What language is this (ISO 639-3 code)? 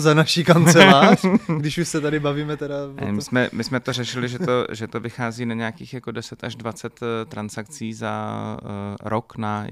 ces